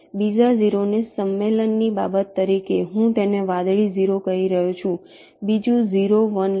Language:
Gujarati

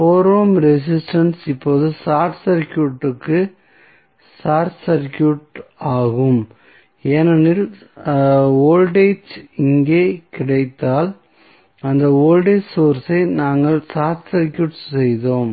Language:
Tamil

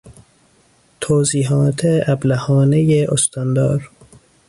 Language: Persian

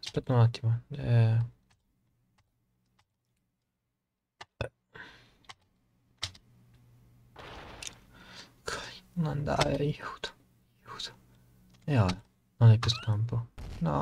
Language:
Italian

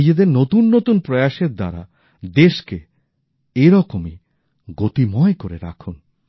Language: Bangla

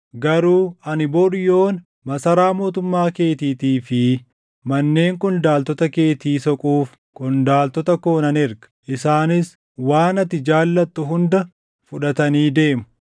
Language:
Oromo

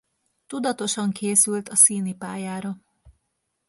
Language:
Hungarian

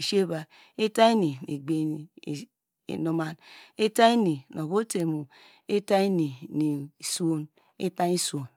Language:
Degema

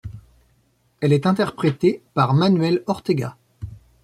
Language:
French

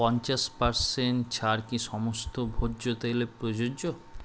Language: Bangla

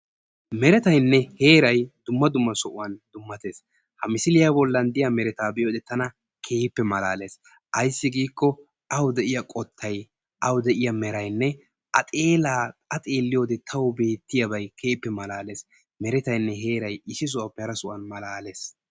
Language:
Wolaytta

